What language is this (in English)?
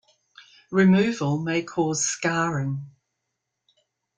English